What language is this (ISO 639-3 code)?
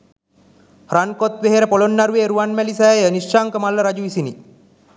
sin